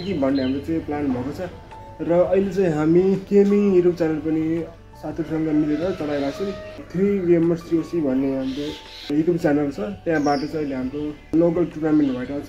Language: English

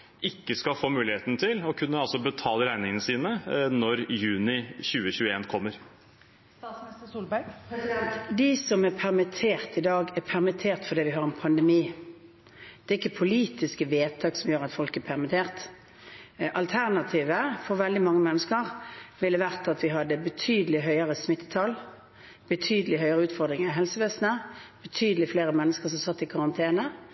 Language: Norwegian Bokmål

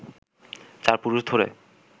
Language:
Bangla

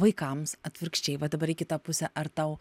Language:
Lithuanian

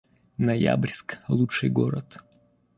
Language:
Russian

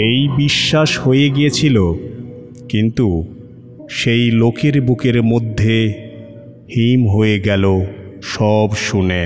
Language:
Bangla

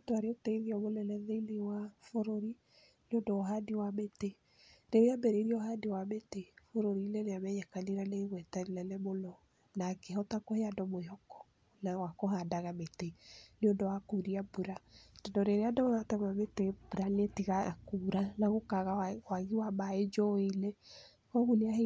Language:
Kikuyu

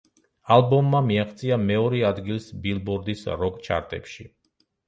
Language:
Georgian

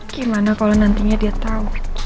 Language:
Indonesian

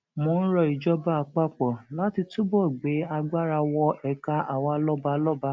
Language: Yoruba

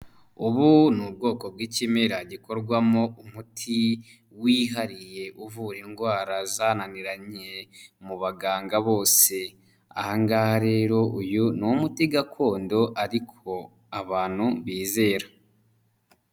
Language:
Kinyarwanda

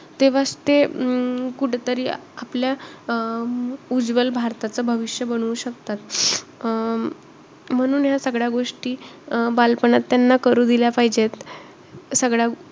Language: Marathi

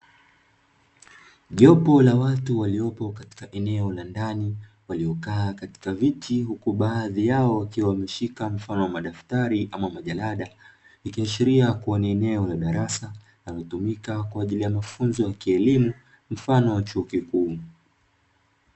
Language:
Swahili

